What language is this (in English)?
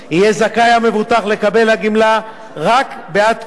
Hebrew